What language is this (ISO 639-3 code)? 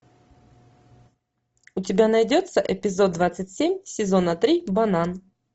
rus